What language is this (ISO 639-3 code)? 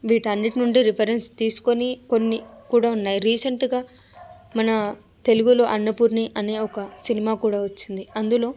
tel